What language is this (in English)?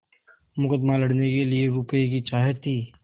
Hindi